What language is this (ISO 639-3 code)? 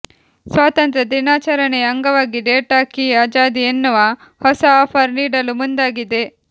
kan